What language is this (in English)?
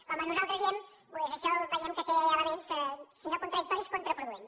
Catalan